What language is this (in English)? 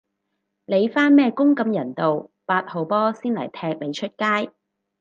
Cantonese